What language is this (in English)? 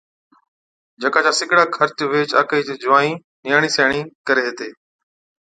Od